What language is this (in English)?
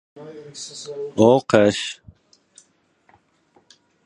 Uzbek